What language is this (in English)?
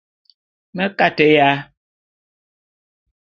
Bulu